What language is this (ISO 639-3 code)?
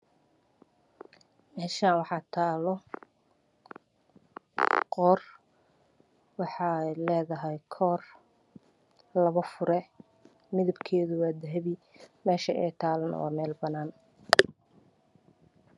som